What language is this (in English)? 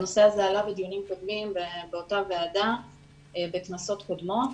Hebrew